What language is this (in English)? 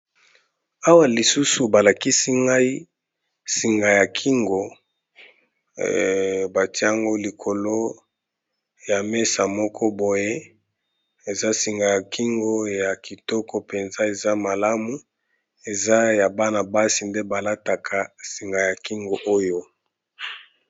Lingala